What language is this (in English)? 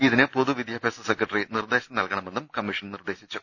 Malayalam